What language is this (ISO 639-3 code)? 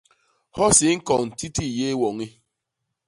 bas